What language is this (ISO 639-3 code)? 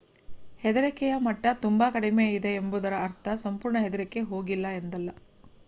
kan